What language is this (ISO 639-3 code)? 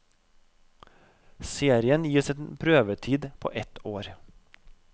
nor